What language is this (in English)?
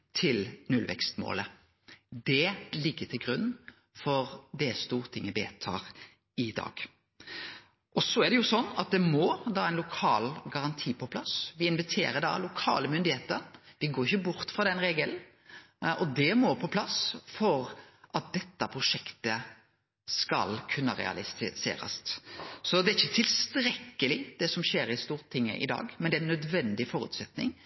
Norwegian Nynorsk